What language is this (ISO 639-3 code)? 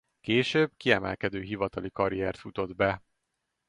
hun